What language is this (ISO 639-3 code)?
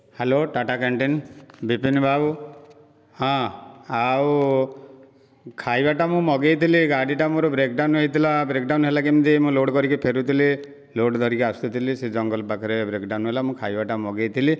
ori